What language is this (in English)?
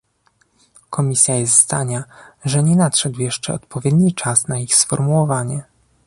Polish